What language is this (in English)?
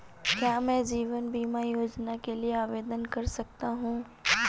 Hindi